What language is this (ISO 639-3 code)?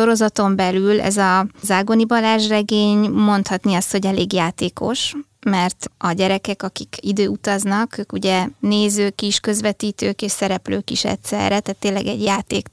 hun